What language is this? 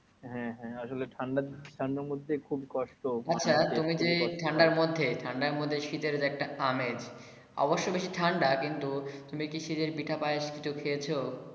Bangla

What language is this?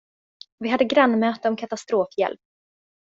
Swedish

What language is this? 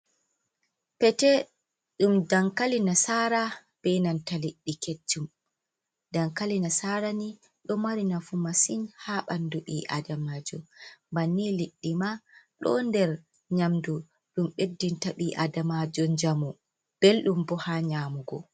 Fula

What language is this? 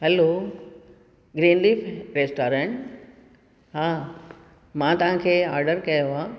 Sindhi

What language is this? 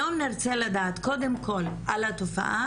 Hebrew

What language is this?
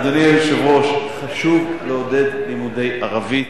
Hebrew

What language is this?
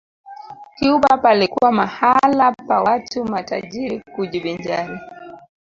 Swahili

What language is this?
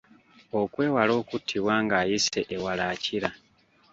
Ganda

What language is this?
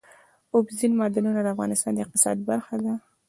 Pashto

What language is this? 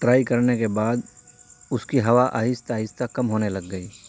Urdu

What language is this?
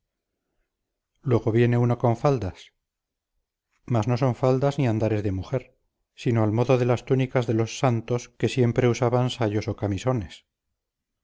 Spanish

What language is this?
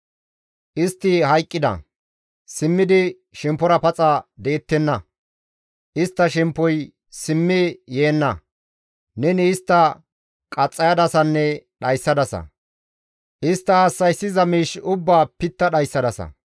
Gamo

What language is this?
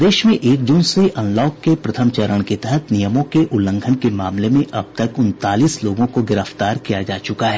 Hindi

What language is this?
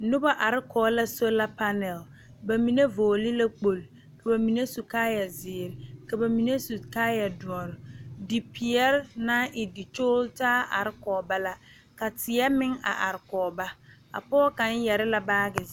Southern Dagaare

